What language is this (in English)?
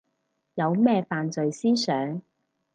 Cantonese